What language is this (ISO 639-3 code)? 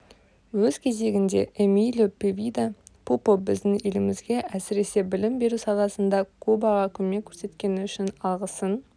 kaz